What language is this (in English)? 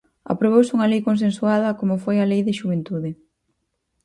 Galician